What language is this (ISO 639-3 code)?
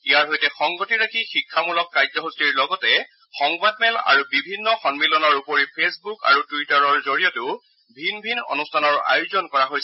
asm